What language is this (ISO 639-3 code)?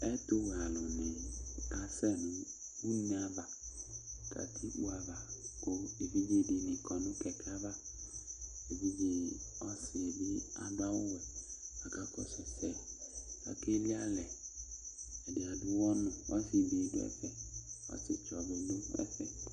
kpo